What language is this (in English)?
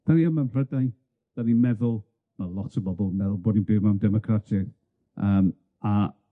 Welsh